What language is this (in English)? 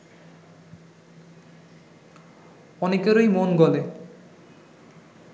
Bangla